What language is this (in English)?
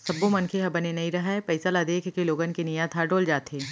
Chhattisgarhi